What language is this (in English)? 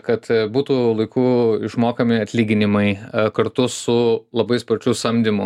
Lithuanian